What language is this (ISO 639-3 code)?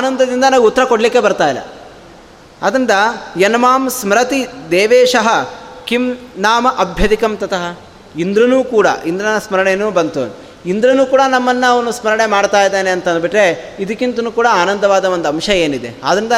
kan